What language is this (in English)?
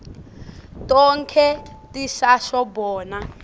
Swati